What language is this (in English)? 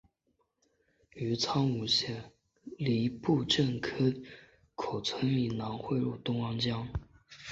Chinese